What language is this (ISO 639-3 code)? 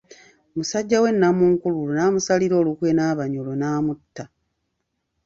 lug